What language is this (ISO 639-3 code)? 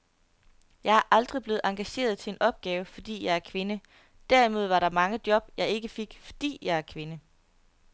dan